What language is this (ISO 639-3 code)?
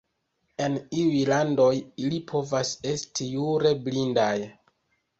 epo